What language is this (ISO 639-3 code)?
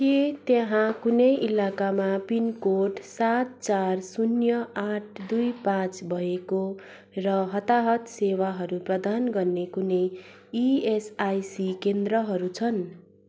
nep